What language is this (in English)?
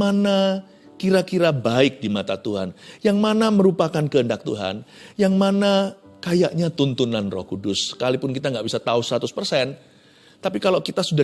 Indonesian